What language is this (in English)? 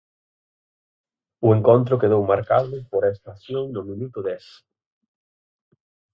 Galician